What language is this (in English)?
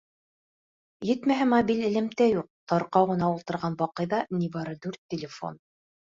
Bashkir